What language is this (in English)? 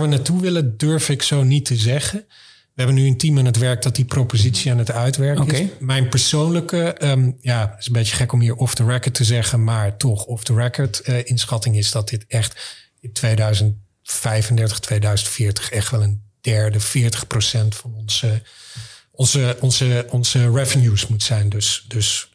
Dutch